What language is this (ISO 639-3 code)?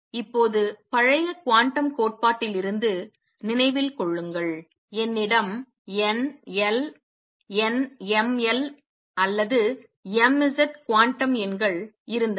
tam